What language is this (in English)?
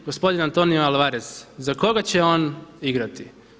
Croatian